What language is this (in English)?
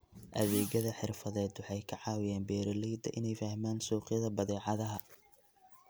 Somali